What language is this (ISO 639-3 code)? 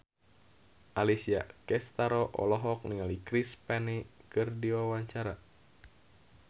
sun